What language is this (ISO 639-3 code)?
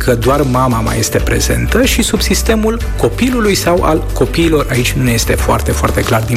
ron